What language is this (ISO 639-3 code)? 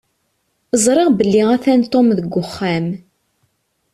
kab